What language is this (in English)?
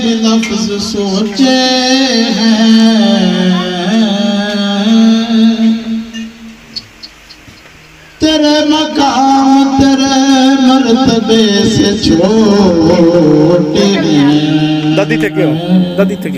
Hindi